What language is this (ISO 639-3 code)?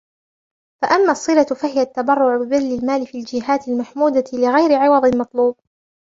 ara